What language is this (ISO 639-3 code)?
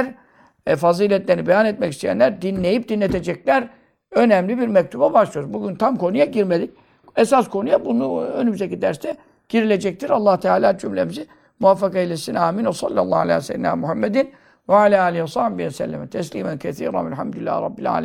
tur